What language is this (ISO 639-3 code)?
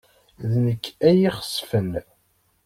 kab